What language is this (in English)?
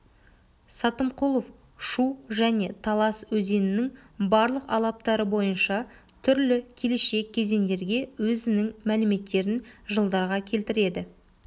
Kazakh